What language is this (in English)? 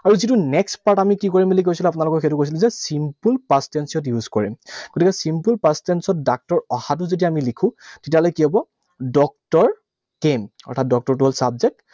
Assamese